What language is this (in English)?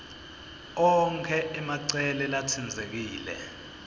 Swati